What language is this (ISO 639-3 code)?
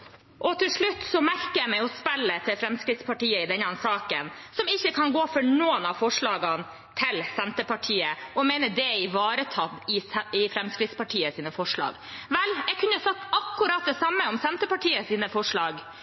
nob